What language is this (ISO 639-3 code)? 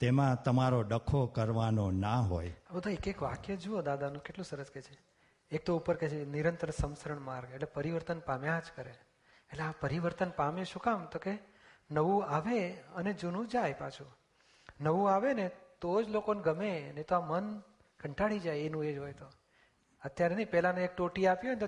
guj